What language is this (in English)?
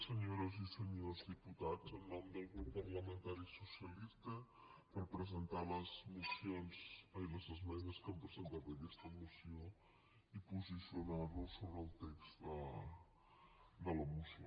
Catalan